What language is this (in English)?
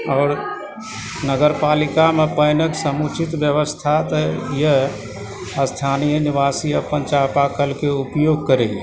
Maithili